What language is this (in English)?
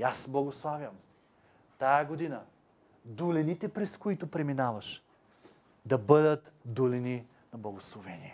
Bulgarian